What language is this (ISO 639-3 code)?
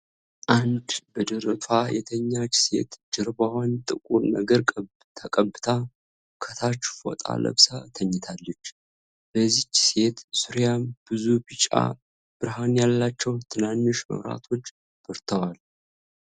amh